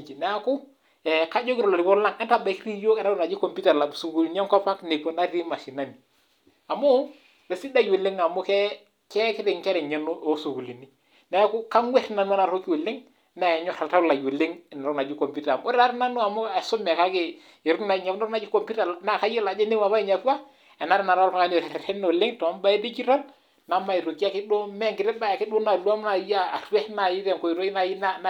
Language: Masai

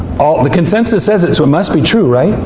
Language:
English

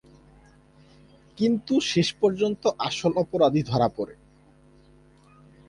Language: Bangla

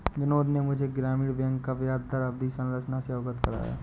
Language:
Hindi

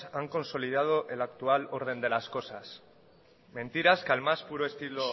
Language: Spanish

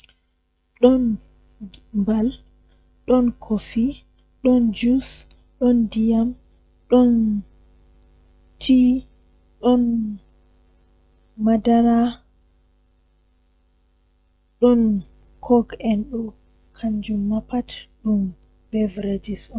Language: Western Niger Fulfulde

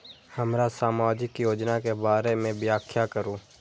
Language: Maithili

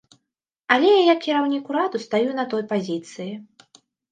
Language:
Belarusian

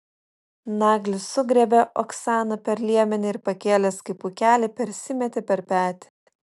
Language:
Lithuanian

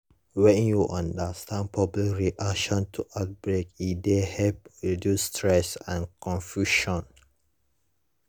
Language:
Nigerian Pidgin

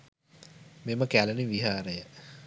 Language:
Sinhala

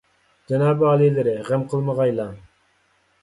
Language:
Uyghur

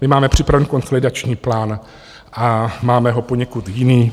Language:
Czech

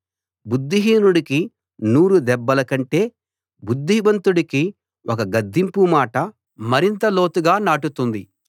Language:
Telugu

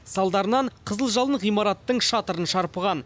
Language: Kazakh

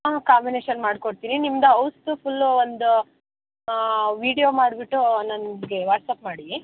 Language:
Kannada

